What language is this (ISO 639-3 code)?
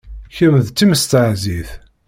kab